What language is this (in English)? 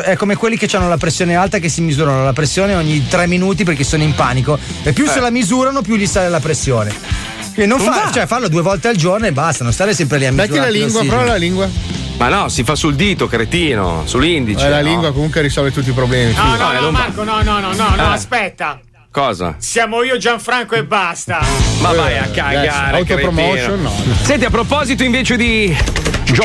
Italian